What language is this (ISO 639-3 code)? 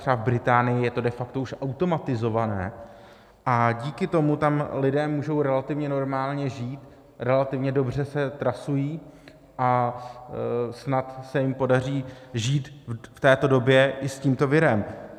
ces